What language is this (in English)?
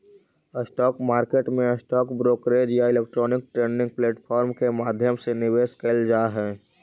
Magahi